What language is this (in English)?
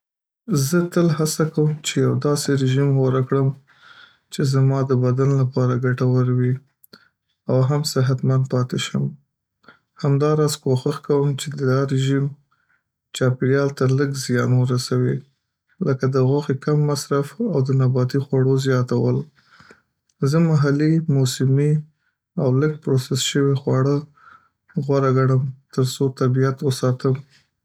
Pashto